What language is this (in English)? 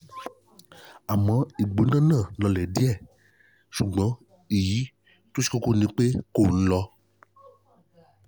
Yoruba